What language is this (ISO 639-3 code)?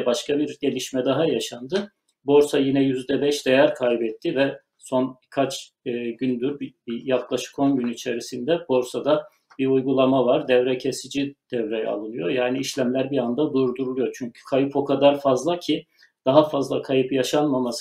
tur